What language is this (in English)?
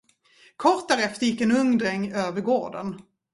Swedish